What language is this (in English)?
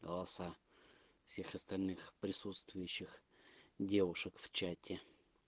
Russian